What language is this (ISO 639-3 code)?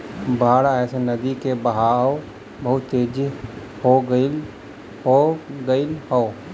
bho